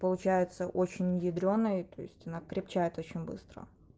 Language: Russian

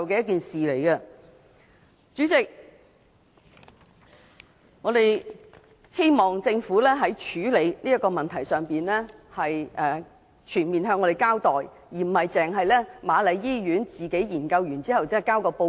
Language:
Cantonese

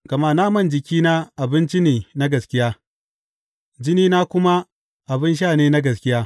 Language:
Hausa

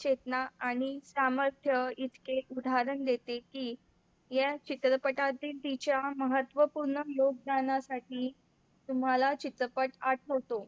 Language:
Marathi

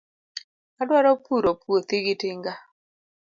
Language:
Luo (Kenya and Tanzania)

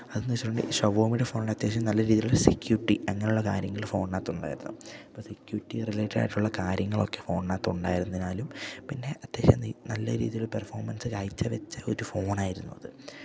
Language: Malayalam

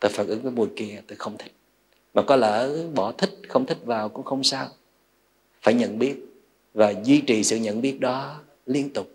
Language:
Vietnamese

